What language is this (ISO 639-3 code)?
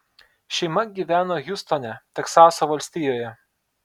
lit